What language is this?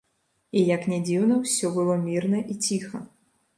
Belarusian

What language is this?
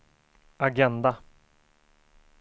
Swedish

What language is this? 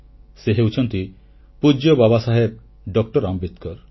Odia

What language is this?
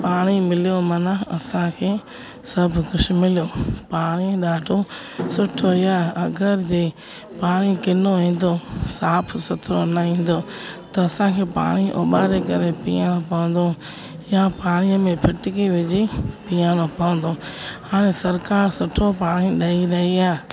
Sindhi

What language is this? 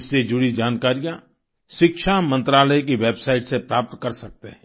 Hindi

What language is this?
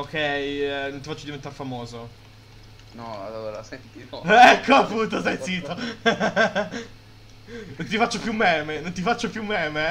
Italian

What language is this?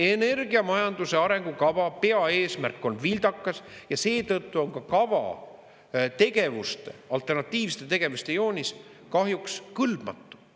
Estonian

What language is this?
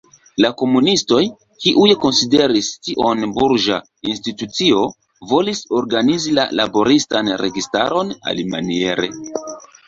Esperanto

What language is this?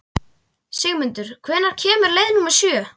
Icelandic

